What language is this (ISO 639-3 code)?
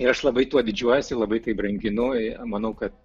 lit